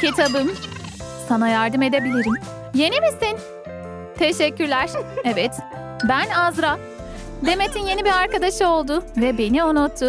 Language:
Turkish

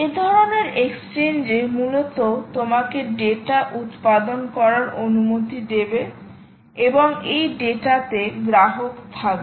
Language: Bangla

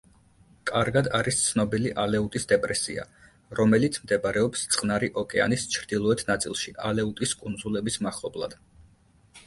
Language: Georgian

